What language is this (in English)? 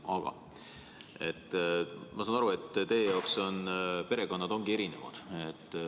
Estonian